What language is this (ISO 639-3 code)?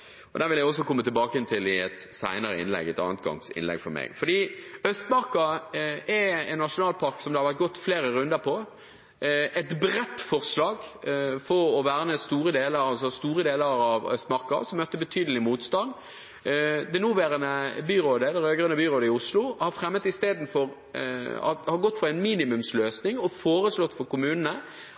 nob